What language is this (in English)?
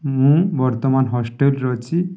Odia